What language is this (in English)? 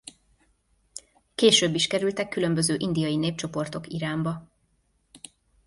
Hungarian